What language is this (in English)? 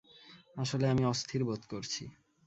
Bangla